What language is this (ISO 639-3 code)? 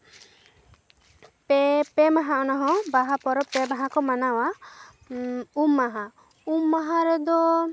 sat